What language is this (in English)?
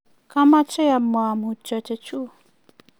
Kalenjin